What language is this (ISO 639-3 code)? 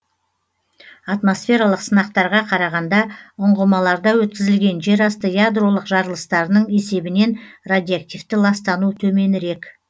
kaz